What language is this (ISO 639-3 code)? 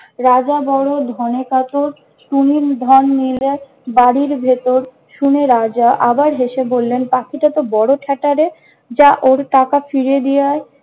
ben